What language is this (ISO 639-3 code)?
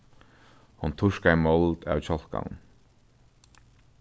fao